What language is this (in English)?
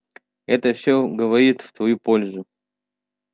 Russian